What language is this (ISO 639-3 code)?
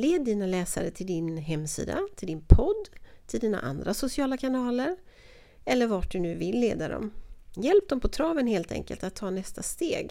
swe